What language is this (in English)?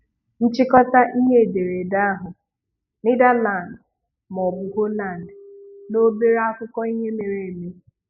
Igbo